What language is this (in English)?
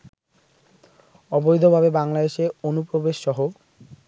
Bangla